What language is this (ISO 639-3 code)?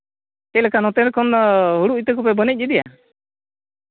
sat